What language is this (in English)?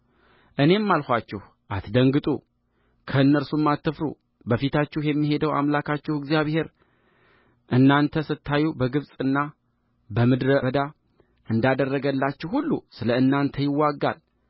Amharic